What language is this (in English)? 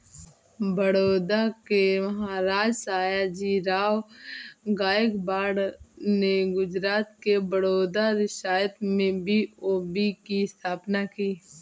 Hindi